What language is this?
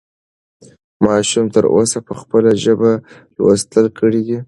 Pashto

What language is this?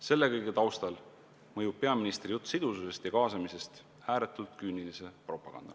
Estonian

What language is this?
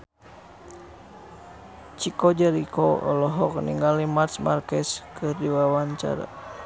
Sundanese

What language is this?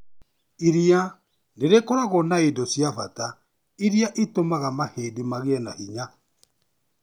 Kikuyu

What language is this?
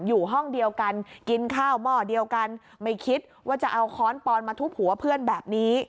Thai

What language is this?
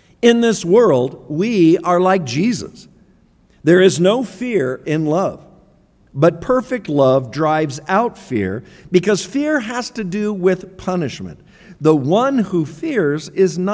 English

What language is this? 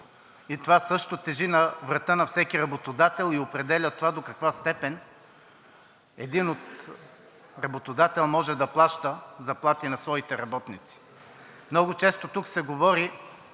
Bulgarian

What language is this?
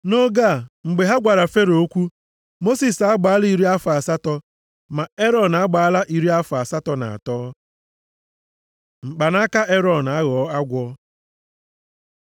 Igbo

